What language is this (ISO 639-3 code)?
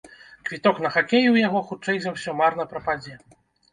bel